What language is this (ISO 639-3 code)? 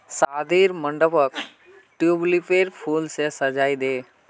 mag